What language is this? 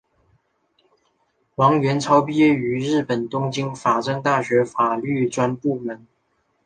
Chinese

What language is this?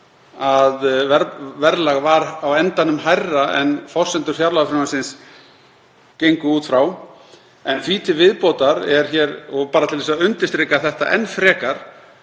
Icelandic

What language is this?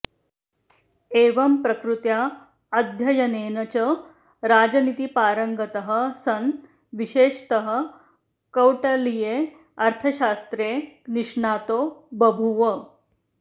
Sanskrit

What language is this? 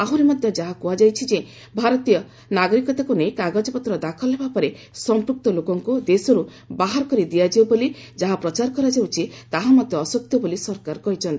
Odia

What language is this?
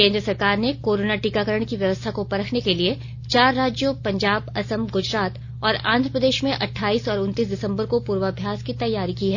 Hindi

